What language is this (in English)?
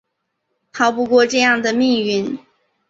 Chinese